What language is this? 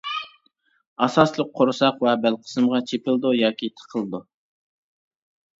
Uyghur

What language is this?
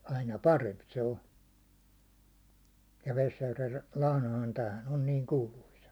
Finnish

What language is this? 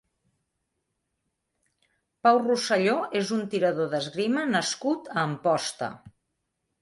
Catalan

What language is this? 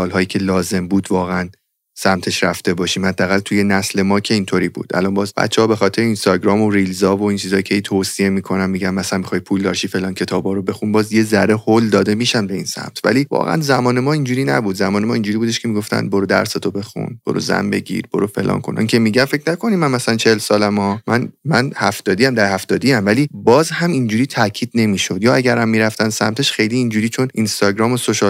Persian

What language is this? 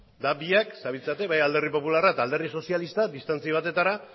Basque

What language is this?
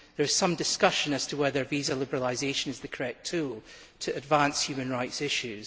English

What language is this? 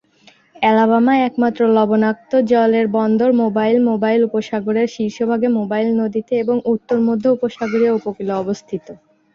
Bangla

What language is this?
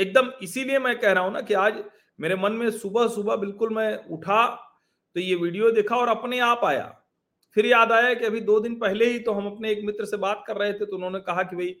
Hindi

